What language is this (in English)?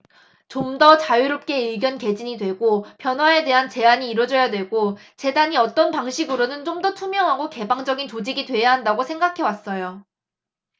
Korean